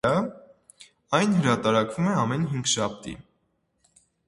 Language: Armenian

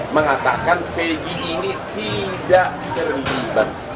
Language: Indonesian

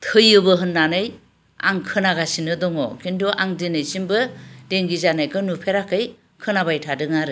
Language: Bodo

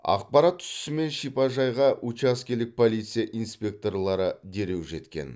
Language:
Kazakh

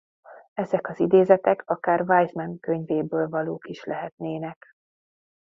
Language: Hungarian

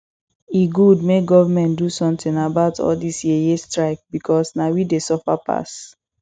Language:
Nigerian Pidgin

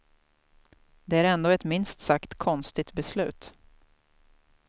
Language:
Swedish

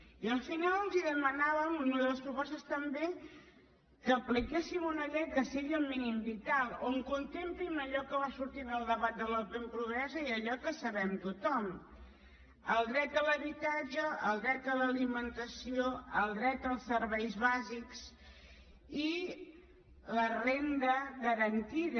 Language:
Catalan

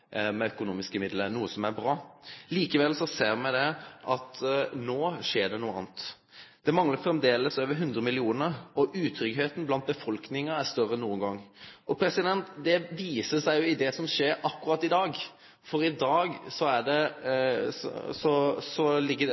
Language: Norwegian Nynorsk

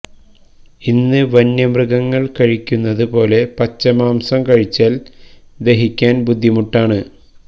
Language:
Malayalam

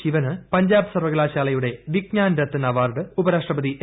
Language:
Malayalam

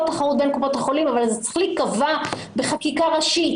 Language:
Hebrew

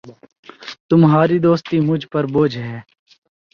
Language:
Urdu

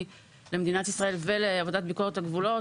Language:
Hebrew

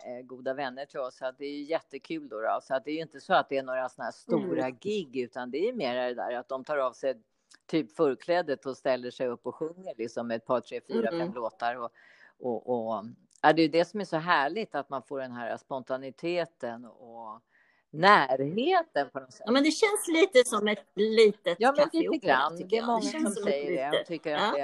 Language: Swedish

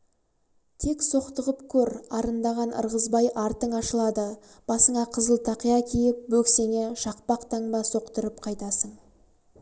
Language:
Kazakh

